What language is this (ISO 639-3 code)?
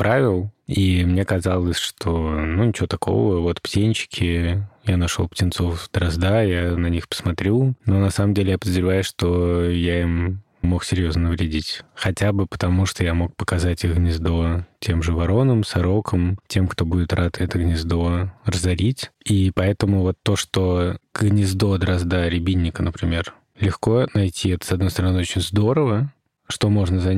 rus